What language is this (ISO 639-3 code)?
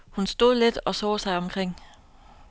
dan